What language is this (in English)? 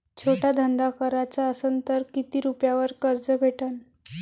Marathi